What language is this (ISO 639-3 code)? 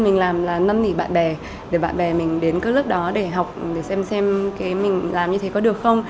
vie